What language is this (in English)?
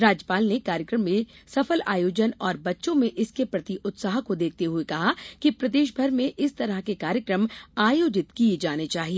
Hindi